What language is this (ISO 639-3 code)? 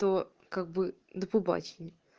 rus